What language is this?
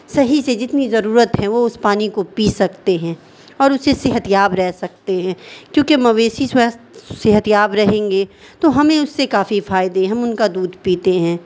Urdu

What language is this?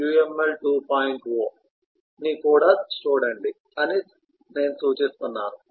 Telugu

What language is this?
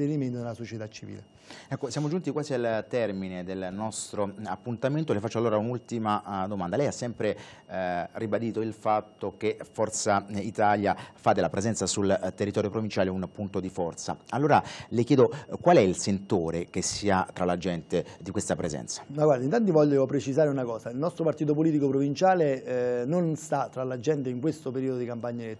Italian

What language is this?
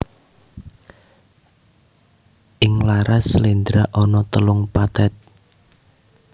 Javanese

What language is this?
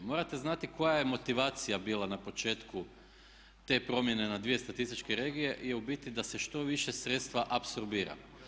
Croatian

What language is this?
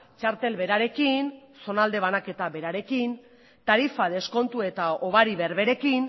Basque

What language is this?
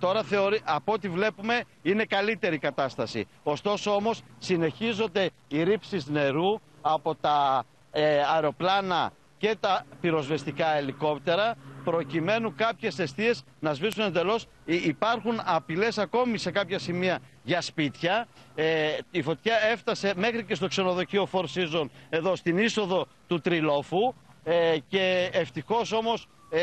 Greek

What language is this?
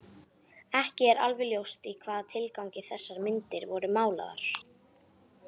Icelandic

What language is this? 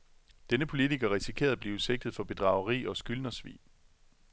Danish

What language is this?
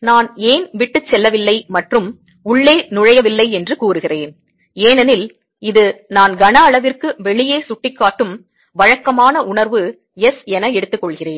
Tamil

